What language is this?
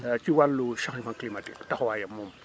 Wolof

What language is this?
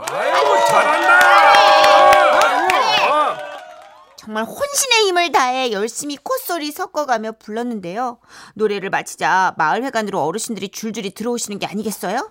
Korean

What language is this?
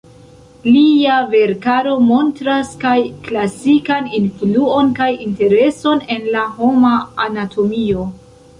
Esperanto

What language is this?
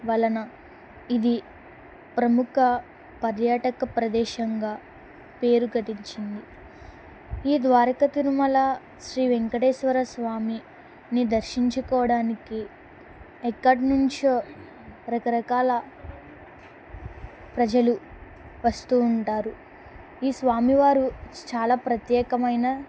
Telugu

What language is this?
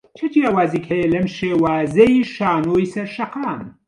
Central Kurdish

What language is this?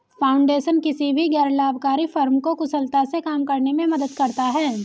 Hindi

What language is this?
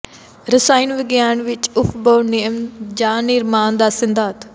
Punjabi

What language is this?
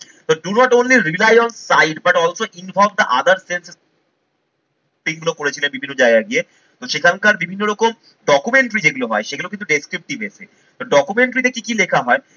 Bangla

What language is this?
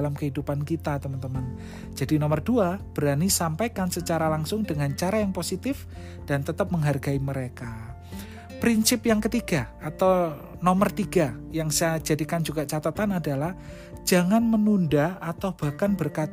Indonesian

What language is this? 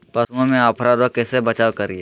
Magahi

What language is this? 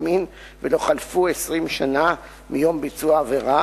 Hebrew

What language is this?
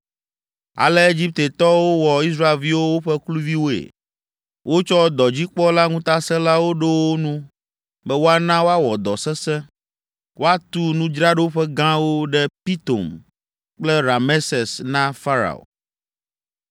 Ewe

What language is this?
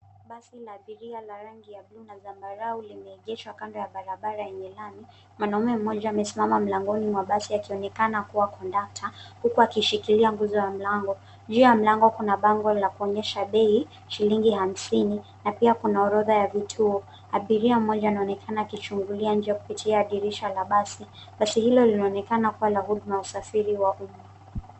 Swahili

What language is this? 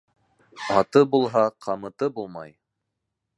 Bashkir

